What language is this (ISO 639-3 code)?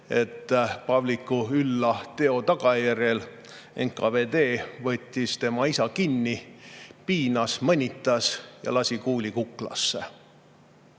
est